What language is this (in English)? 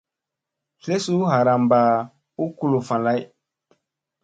Musey